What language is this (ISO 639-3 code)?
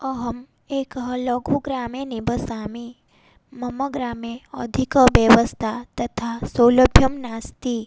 san